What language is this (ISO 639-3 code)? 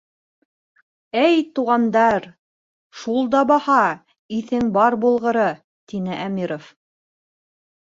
bak